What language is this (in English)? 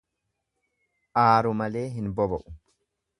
Oromo